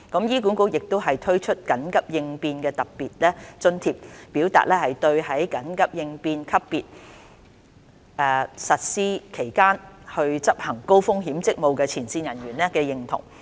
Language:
Cantonese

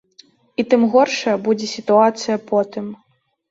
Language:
Belarusian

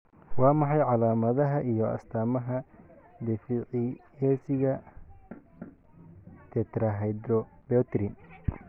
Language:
Somali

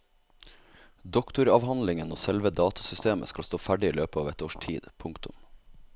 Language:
Norwegian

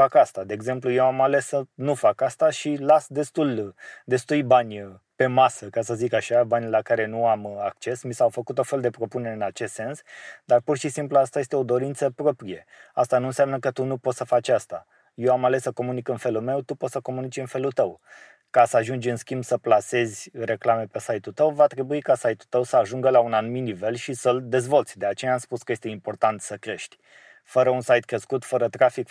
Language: Romanian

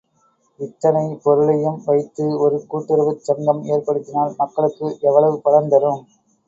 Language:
Tamil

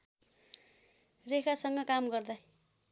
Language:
Nepali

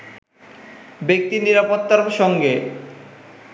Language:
Bangla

